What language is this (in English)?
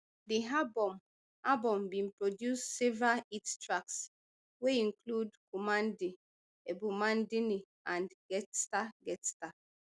Nigerian Pidgin